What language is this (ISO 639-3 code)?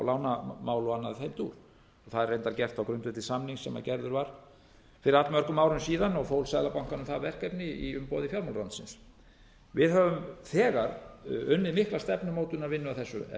isl